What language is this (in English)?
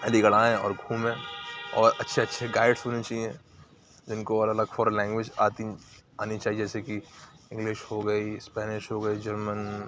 Urdu